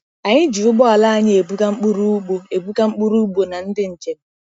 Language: Igbo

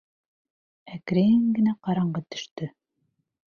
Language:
Bashkir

